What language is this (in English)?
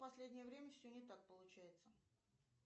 Russian